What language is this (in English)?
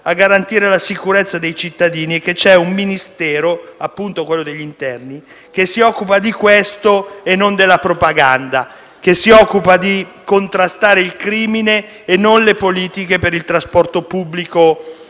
Italian